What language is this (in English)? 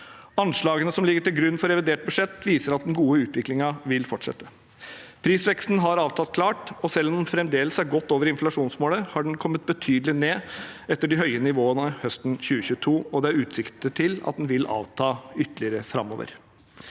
Norwegian